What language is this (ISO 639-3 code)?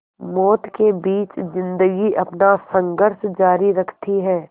hin